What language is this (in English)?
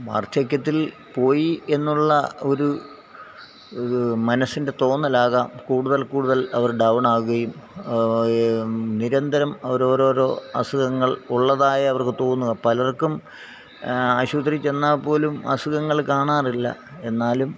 Malayalam